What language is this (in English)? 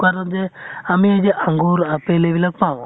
Assamese